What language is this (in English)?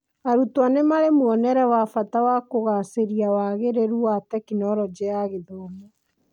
Kikuyu